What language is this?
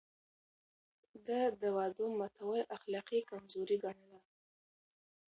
Pashto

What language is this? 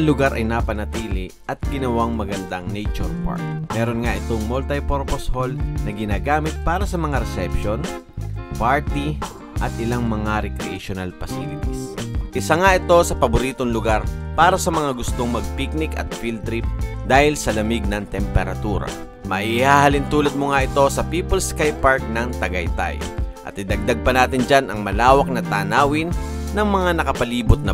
Filipino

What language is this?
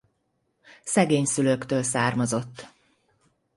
Hungarian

